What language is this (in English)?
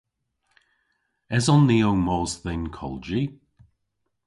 Cornish